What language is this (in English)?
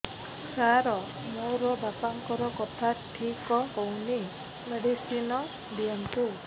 Odia